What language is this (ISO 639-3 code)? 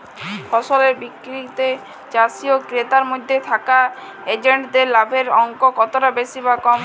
ben